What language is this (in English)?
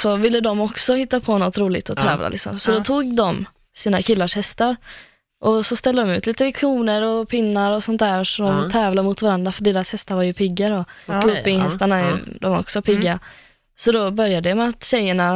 Swedish